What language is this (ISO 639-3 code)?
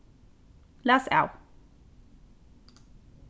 fao